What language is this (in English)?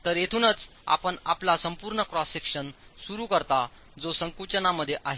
Marathi